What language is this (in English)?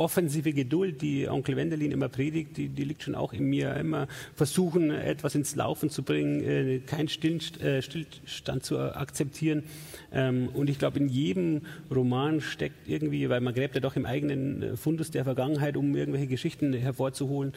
German